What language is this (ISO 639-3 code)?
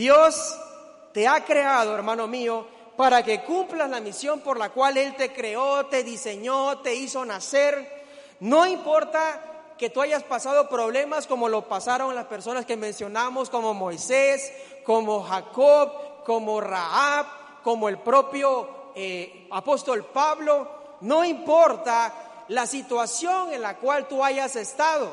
spa